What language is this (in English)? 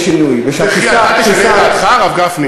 Hebrew